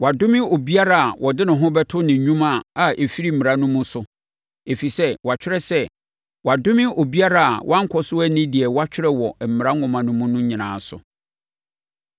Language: Akan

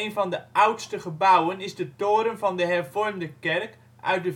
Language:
Dutch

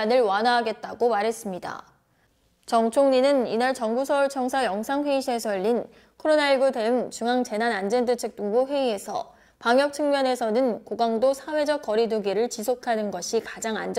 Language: Korean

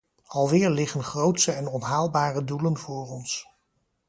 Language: Dutch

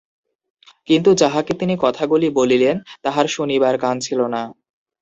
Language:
Bangla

